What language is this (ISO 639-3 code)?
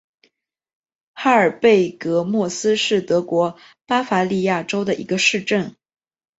zho